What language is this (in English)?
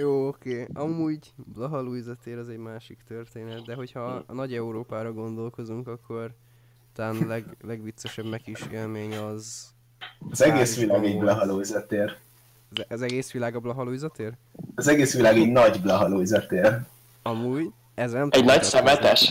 Hungarian